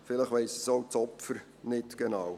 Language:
Swiss German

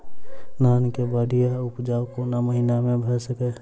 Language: Maithili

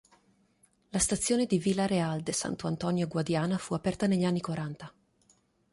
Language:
Italian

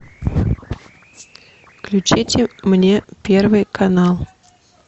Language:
Russian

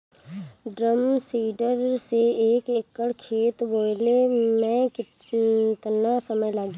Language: Bhojpuri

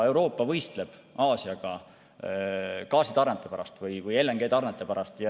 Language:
Estonian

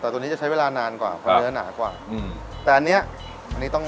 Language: Thai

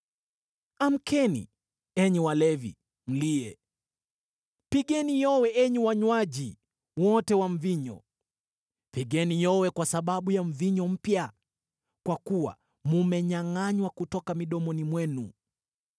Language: Swahili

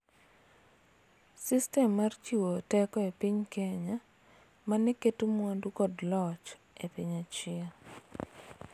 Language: Luo (Kenya and Tanzania)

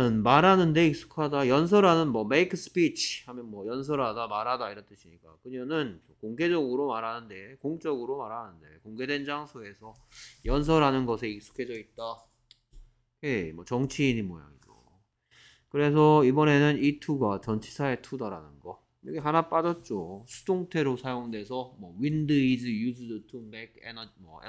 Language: Korean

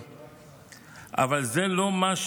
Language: Hebrew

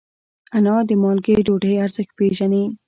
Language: Pashto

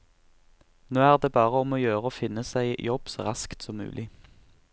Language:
Norwegian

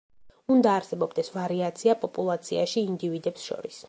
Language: Georgian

